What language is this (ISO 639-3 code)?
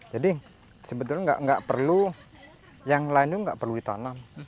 ind